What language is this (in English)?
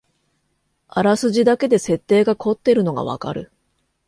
Japanese